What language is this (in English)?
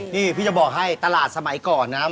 Thai